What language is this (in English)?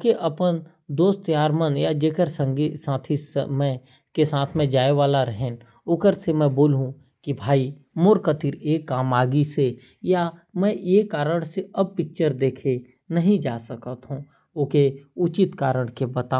Korwa